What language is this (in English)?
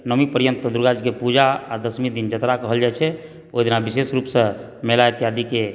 Maithili